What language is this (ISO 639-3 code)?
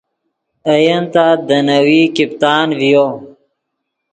ydg